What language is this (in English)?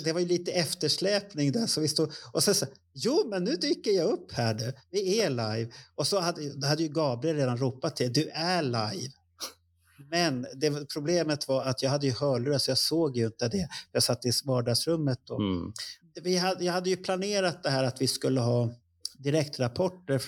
Swedish